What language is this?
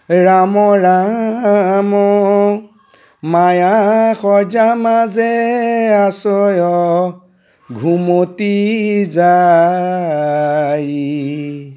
Assamese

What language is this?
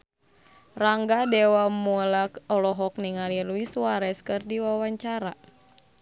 Sundanese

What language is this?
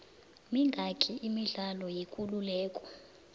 South Ndebele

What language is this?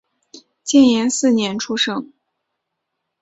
Chinese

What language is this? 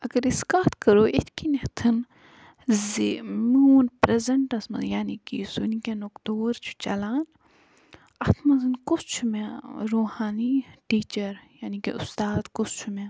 Kashmiri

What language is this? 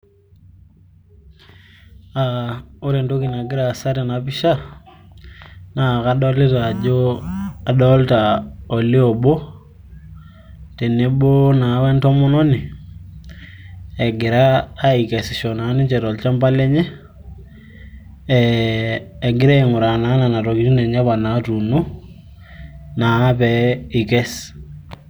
Masai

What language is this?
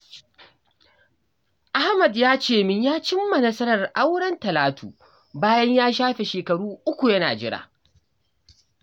Hausa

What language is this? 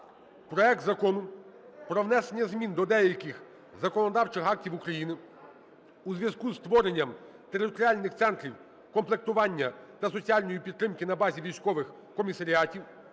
Ukrainian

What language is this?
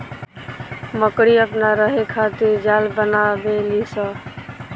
Bhojpuri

